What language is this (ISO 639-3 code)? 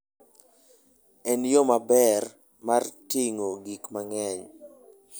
luo